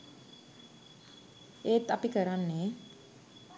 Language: Sinhala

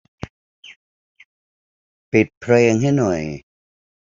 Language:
Thai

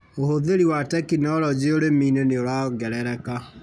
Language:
Kikuyu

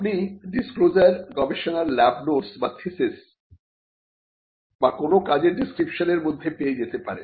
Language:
Bangla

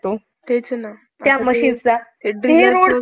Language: Marathi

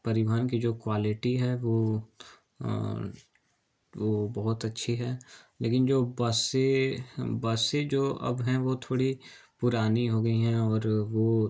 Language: Hindi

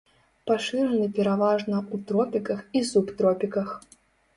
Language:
Belarusian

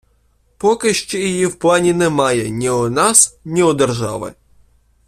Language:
Ukrainian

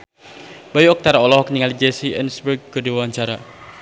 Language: Sundanese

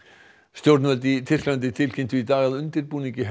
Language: Icelandic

